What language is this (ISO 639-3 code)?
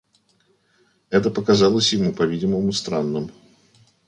rus